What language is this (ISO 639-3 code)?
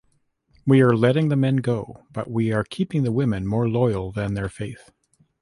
eng